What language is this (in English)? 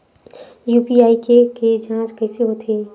Chhattisgarhi